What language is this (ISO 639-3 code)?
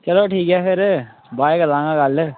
doi